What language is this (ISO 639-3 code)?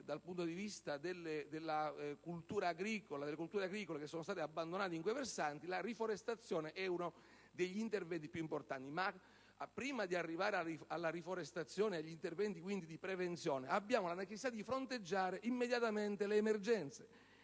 ita